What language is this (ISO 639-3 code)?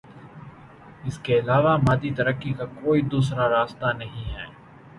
urd